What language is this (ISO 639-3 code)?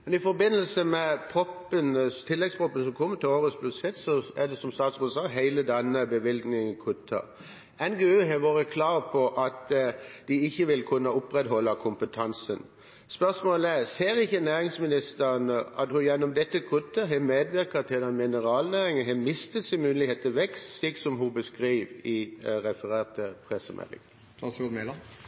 nno